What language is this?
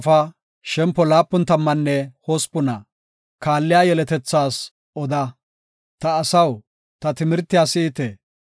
Gofa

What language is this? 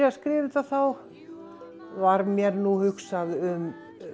Icelandic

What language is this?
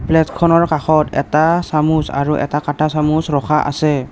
Assamese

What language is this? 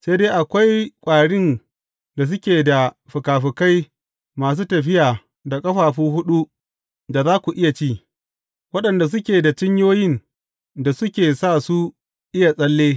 Hausa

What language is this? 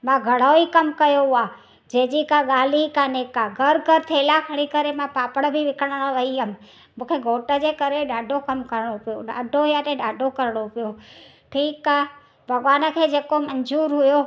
Sindhi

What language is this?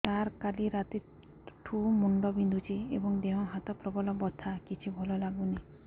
Odia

